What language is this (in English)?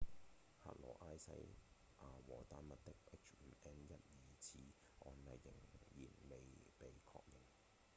Cantonese